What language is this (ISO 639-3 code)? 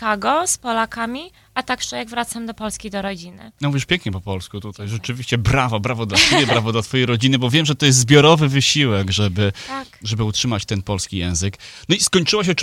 pol